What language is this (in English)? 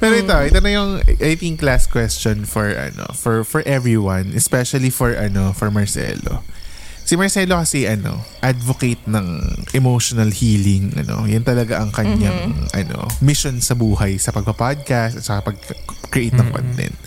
Filipino